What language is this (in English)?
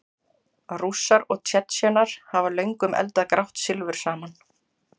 Icelandic